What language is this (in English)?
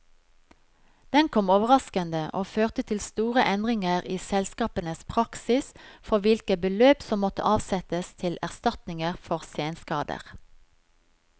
Norwegian